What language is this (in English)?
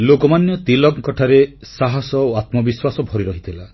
Odia